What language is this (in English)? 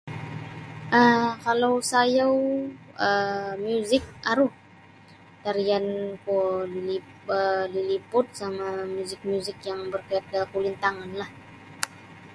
Sabah Bisaya